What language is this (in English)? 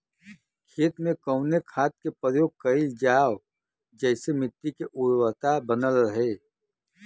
Bhojpuri